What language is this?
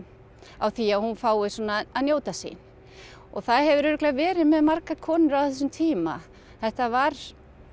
Icelandic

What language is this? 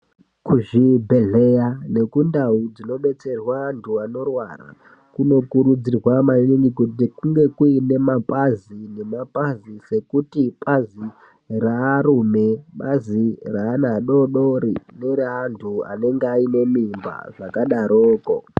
Ndau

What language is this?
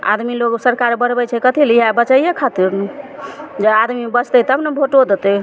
Maithili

